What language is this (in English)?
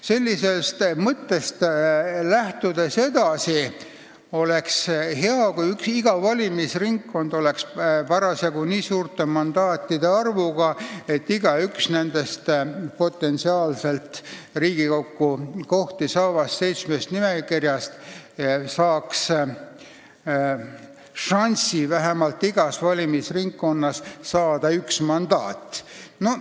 Estonian